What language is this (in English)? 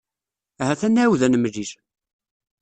Kabyle